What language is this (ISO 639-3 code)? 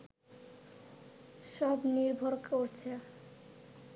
ben